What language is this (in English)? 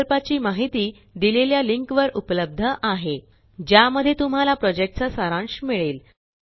Marathi